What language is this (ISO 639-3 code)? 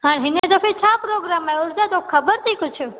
snd